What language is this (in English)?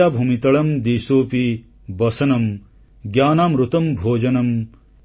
Odia